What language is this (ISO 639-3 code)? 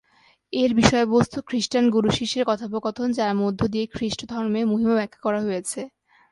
ben